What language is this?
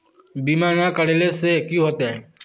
Magahi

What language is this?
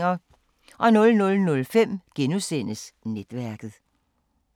Danish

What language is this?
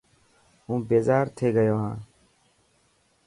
Dhatki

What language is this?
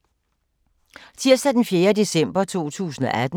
Danish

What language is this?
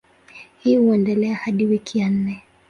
Swahili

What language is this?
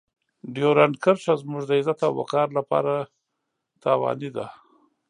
Pashto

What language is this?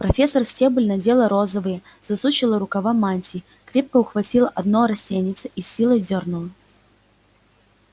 Russian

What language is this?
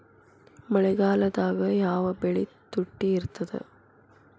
Kannada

